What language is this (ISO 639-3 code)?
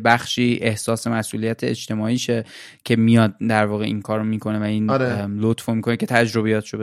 fas